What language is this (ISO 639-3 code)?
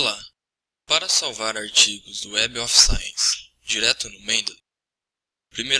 por